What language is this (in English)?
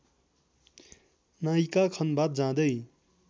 Nepali